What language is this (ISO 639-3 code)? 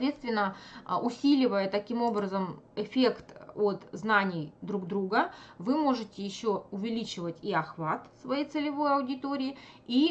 rus